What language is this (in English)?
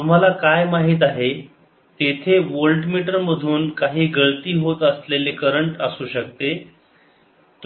Marathi